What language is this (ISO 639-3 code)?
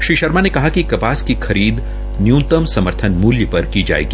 hin